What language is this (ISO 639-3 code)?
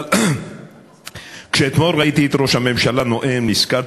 heb